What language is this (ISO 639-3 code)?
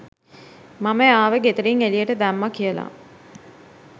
sin